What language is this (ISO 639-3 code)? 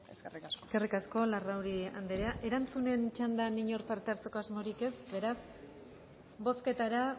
eus